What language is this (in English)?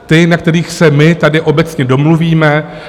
Czech